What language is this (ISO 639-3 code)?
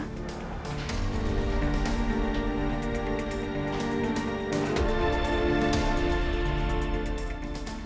ind